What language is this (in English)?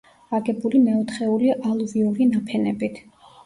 Georgian